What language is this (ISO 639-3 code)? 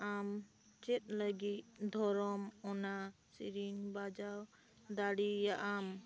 sat